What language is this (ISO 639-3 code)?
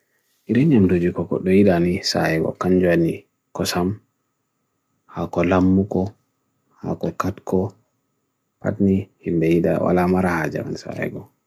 fui